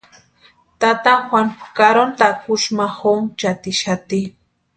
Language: Western Highland Purepecha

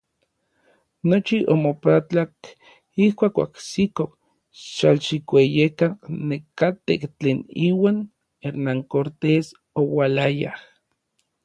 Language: Orizaba Nahuatl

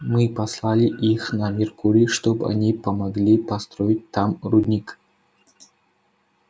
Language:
Russian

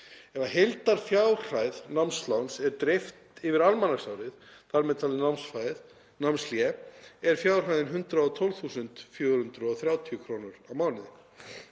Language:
Icelandic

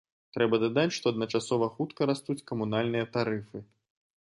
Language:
Belarusian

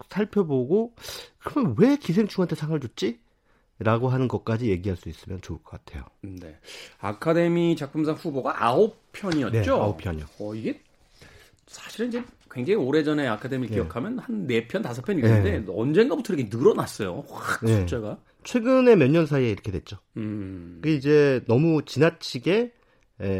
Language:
Korean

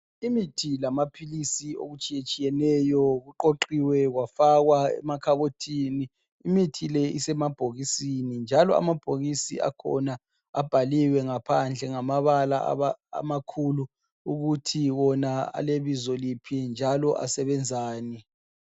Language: North Ndebele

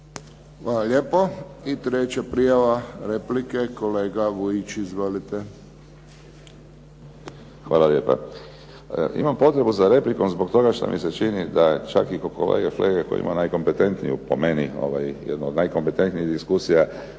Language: Croatian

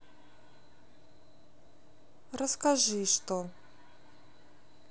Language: Russian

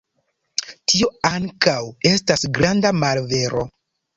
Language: Esperanto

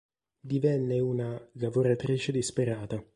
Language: Italian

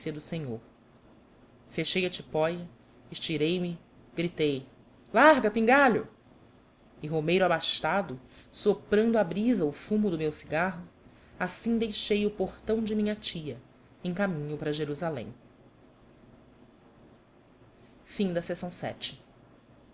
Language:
Portuguese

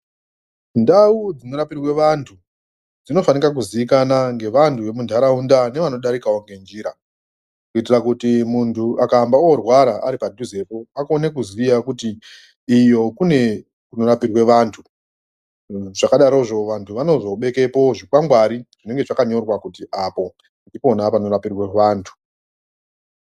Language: Ndau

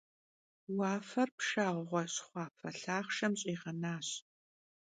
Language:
Kabardian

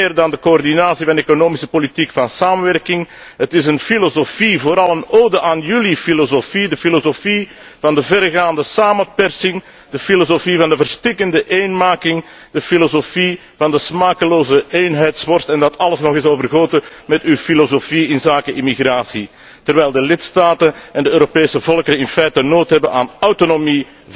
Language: Dutch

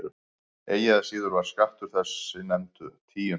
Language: Icelandic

